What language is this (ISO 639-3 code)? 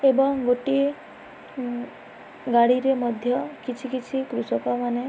ori